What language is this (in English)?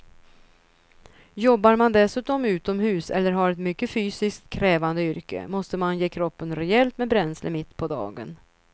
Swedish